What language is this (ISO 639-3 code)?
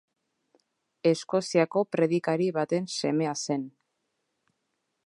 eus